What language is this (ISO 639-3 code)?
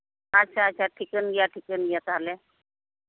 sat